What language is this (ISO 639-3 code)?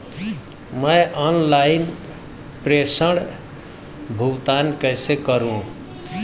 hin